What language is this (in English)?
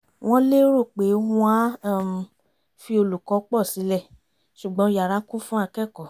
Yoruba